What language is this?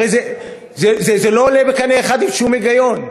Hebrew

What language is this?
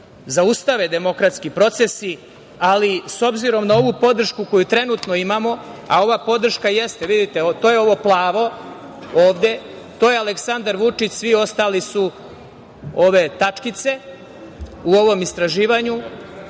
Serbian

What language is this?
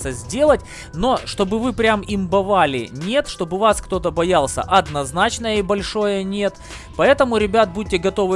Russian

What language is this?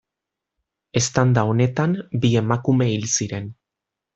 Basque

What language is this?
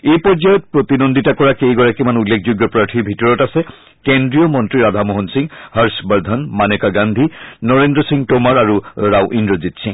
Assamese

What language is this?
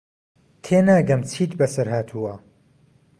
Central Kurdish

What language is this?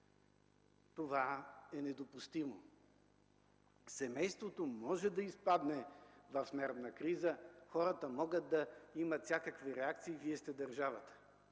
Bulgarian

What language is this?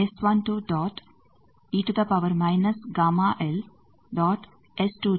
Kannada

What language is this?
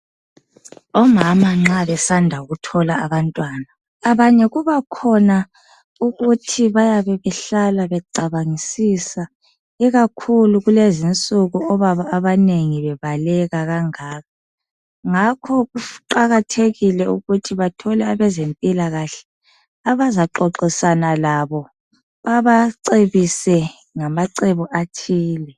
North Ndebele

